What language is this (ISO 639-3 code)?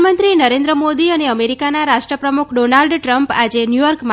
guj